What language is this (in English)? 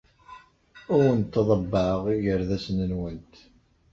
Kabyle